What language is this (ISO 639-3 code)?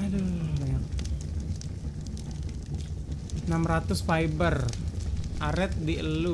ind